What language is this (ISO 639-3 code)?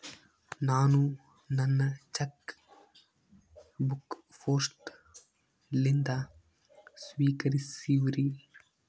kan